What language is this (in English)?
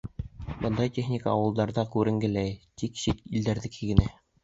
Bashkir